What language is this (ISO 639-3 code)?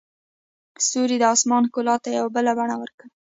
pus